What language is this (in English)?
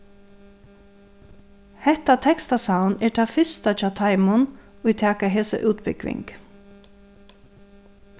Faroese